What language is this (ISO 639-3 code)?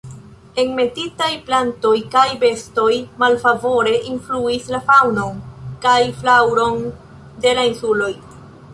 epo